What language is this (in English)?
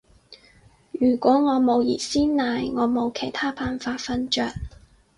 Cantonese